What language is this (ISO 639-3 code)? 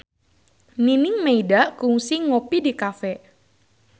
sun